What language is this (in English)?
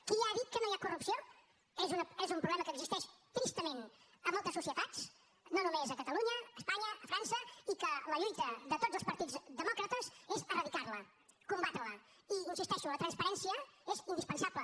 Catalan